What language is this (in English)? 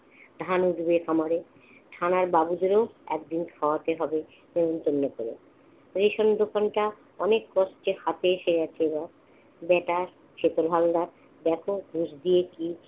Bangla